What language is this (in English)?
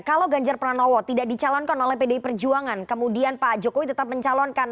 Indonesian